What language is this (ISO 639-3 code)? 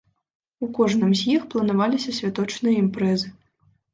bel